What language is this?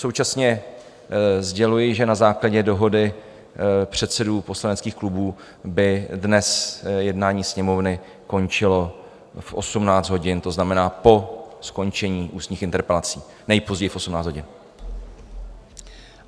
Czech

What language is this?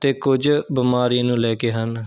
Punjabi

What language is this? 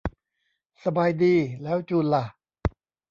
Thai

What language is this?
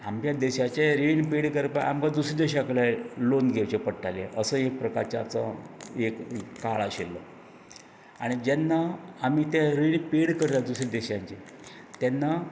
Konkani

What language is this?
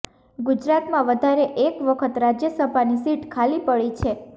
Gujarati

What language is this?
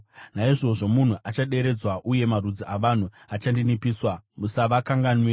Shona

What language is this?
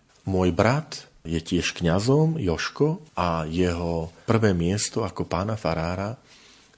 Slovak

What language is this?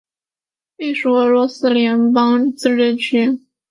Chinese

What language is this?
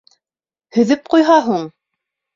Bashkir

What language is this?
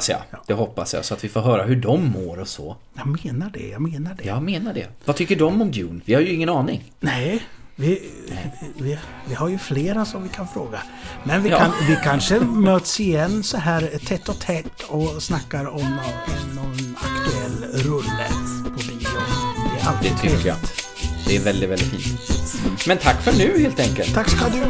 Swedish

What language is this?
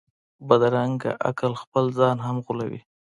Pashto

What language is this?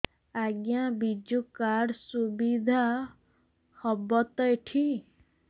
Odia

